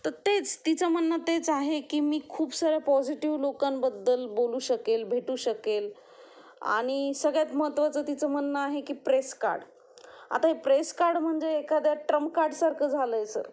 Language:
Marathi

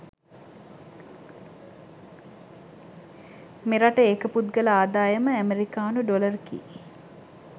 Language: Sinhala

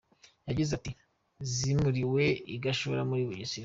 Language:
Kinyarwanda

